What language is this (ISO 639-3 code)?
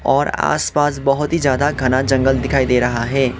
hin